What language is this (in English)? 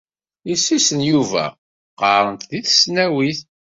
Kabyle